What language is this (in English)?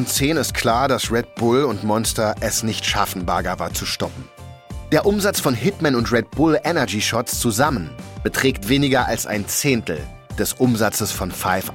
German